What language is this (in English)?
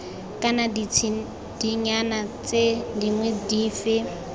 Tswana